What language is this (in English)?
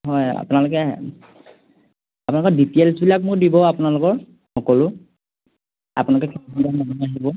Assamese